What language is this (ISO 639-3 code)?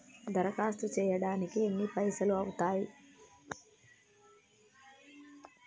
tel